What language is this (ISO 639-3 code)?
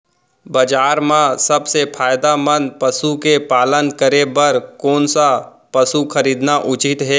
hne